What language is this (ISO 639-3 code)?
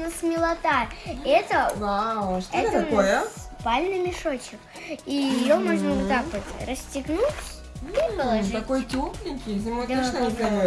rus